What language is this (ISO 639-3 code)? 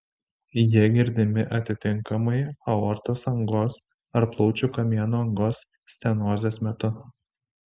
lit